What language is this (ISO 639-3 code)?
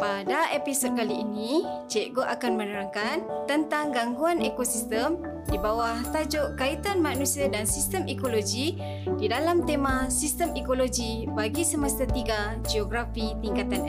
msa